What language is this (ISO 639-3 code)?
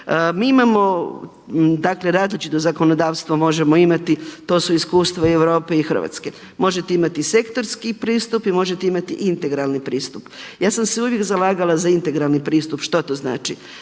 hrv